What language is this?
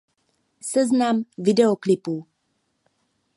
Czech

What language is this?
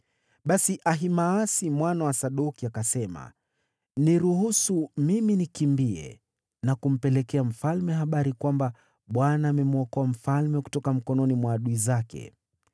Swahili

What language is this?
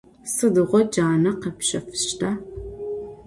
Adyghe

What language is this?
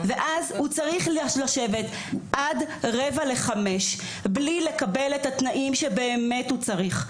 Hebrew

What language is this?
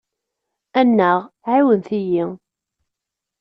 Kabyle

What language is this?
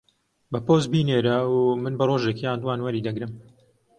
Central Kurdish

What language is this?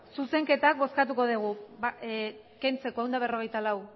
Basque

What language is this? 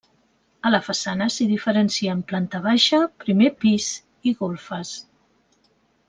Catalan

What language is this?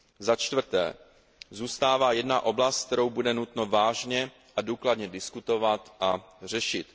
Czech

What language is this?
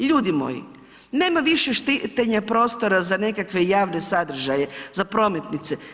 Croatian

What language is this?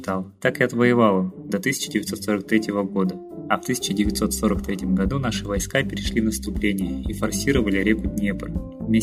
Russian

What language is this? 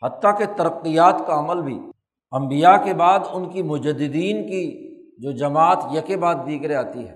Urdu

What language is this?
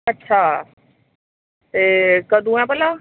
Dogri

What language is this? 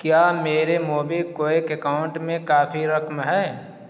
Urdu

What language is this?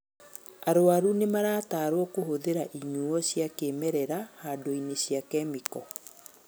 Kikuyu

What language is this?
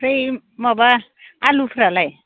Bodo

